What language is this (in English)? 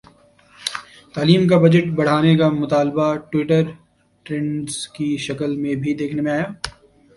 Urdu